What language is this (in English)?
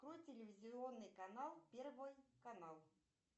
Russian